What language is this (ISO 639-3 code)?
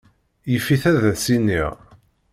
kab